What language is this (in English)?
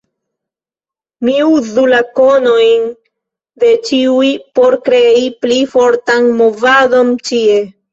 Esperanto